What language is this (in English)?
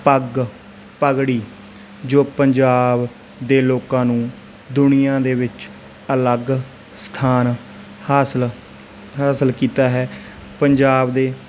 Punjabi